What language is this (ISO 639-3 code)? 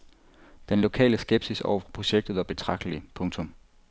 dan